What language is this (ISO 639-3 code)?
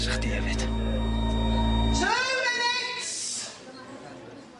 cym